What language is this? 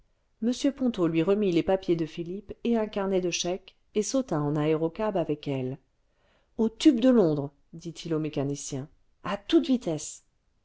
French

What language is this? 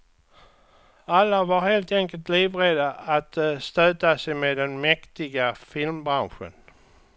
Swedish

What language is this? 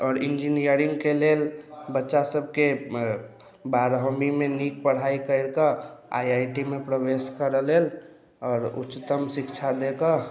Maithili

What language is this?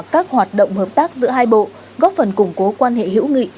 Vietnamese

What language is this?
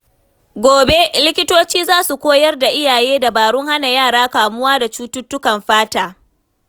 Hausa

